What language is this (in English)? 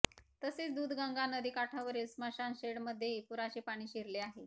Marathi